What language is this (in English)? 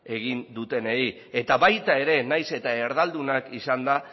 Basque